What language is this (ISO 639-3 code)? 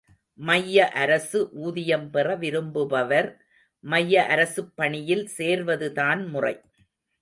tam